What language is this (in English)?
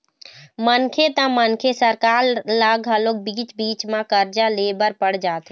Chhattisgarhi